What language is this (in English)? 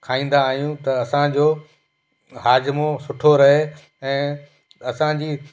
Sindhi